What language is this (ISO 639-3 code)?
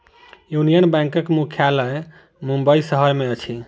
mai